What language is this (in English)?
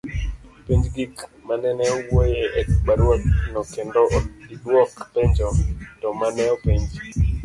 Luo (Kenya and Tanzania)